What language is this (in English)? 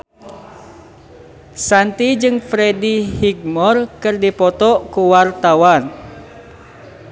Sundanese